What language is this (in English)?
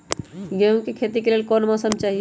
Magahi